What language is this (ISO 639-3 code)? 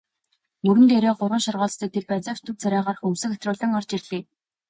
mon